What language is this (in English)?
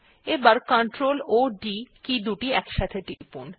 Bangla